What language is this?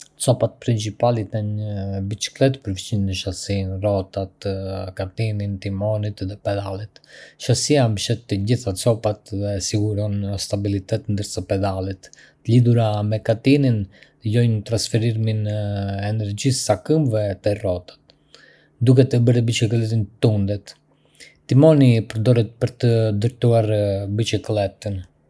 Arbëreshë Albanian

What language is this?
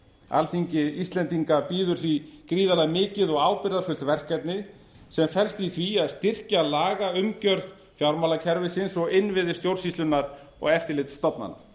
Icelandic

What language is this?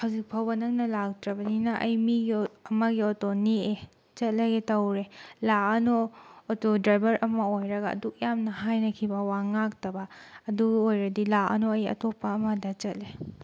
Manipuri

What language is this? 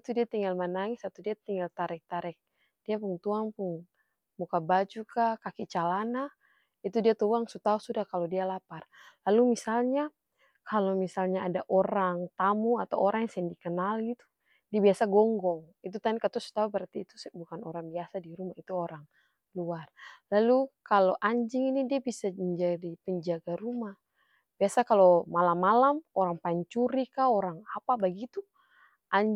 Ambonese Malay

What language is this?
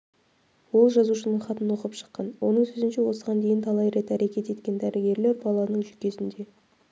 Kazakh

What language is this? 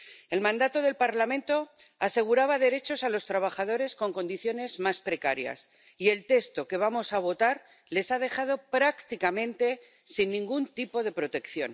Spanish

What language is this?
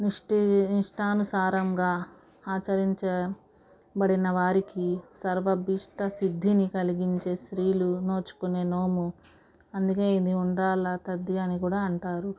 Telugu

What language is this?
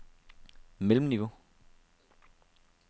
Danish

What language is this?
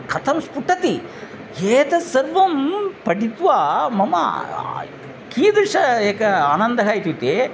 Sanskrit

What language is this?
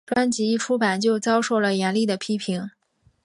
Chinese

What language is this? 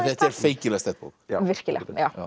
Icelandic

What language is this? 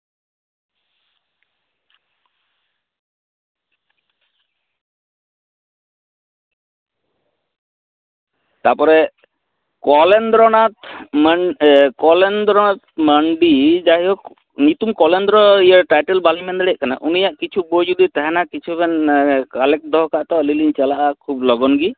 Santali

